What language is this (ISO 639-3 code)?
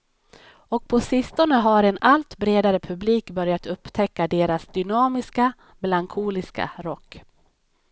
swe